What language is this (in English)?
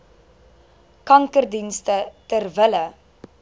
Afrikaans